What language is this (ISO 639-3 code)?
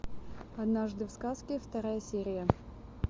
rus